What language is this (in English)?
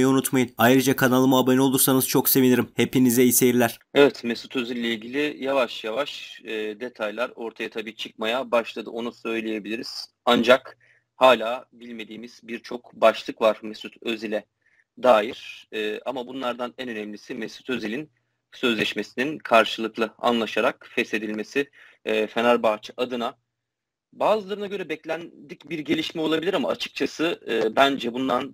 Turkish